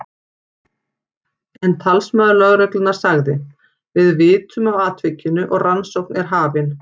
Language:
Icelandic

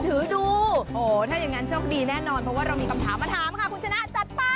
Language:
Thai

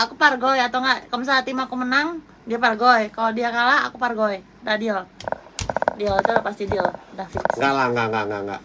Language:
Indonesian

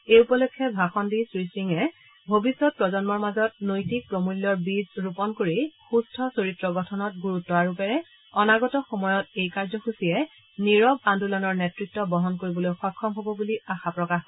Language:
Assamese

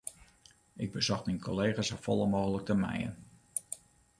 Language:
Western Frisian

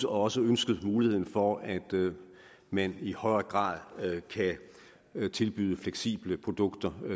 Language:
Danish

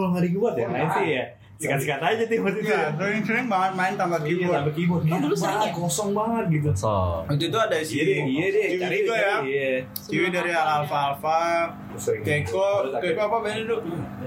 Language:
Indonesian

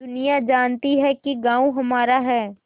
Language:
Hindi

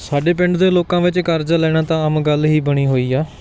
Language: Punjabi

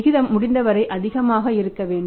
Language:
Tamil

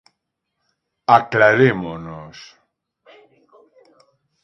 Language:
Galician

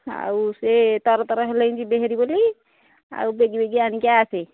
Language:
Odia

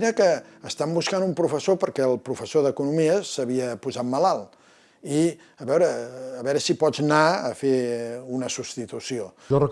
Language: Catalan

